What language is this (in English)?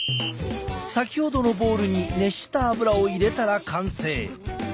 Japanese